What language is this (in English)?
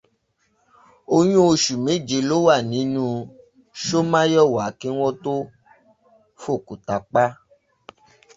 Yoruba